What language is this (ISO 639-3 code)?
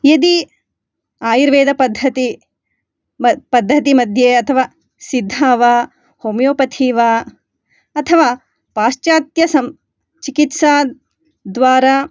san